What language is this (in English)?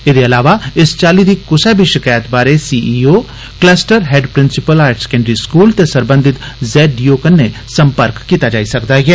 Dogri